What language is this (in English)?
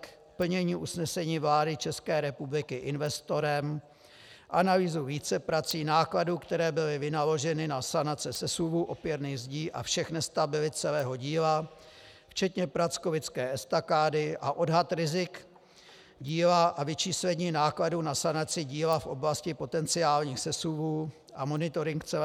Czech